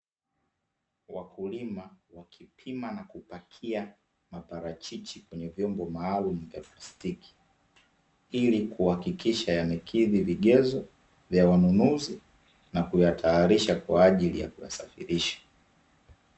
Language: Swahili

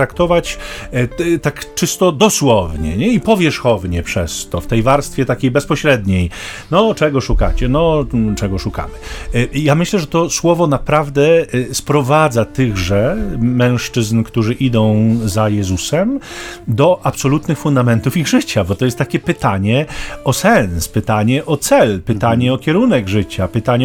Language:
Polish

